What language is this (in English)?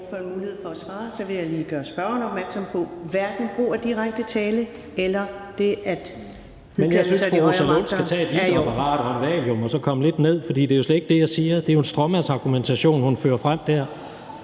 Danish